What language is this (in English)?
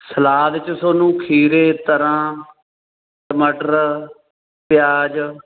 Punjabi